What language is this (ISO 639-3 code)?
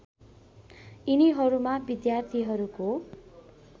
nep